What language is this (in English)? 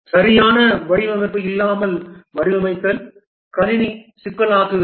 Tamil